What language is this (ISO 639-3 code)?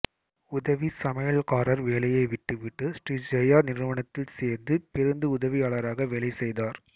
tam